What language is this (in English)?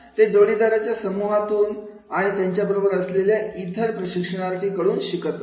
Marathi